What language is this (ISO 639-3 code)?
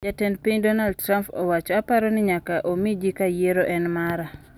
luo